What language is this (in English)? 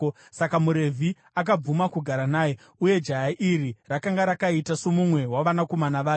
Shona